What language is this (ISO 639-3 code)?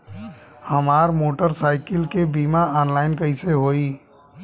bho